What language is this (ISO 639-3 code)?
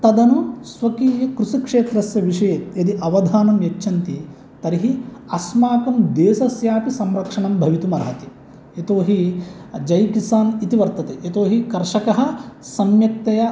san